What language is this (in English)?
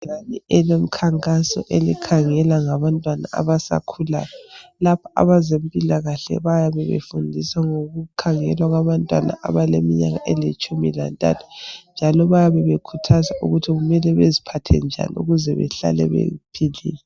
North Ndebele